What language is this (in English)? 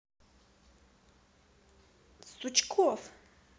Russian